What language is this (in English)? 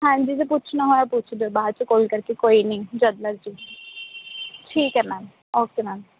Punjabi